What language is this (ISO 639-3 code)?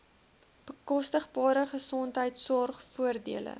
afr